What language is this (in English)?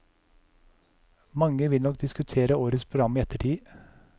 Norwegian